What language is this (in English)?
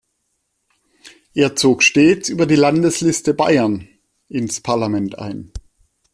German